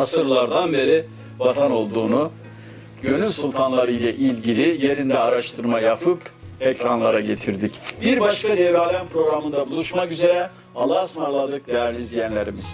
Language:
Turkish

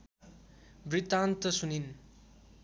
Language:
Nepali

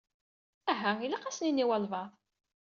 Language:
Kabyle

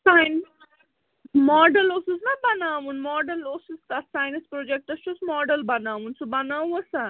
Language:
Kashmiri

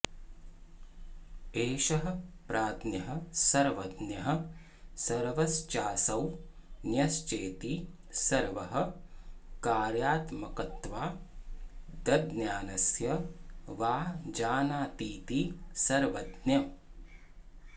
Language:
Sanskrit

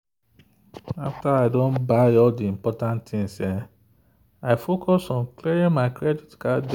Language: Nigerian Pidgin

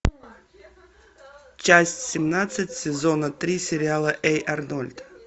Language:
Russian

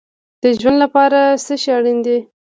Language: Pashto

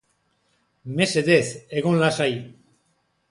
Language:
Basque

